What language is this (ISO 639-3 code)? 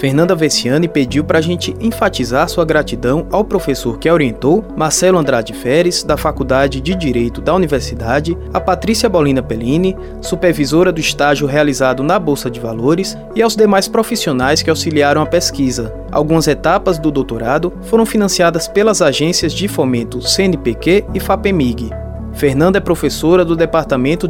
por